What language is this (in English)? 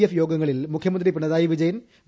Malayalam